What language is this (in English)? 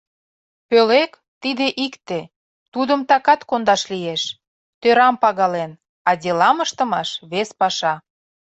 Mari